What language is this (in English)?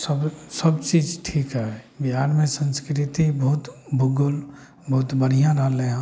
Maithili